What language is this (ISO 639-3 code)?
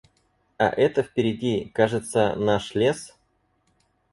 rus